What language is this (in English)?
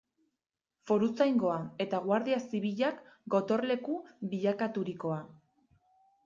Basque